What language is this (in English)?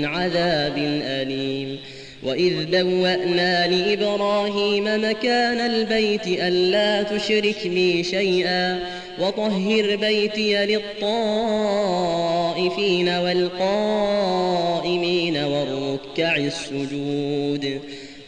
Arabic